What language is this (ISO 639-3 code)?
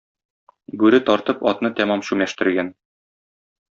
tat